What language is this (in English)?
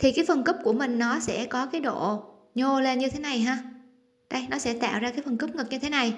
Vietnamese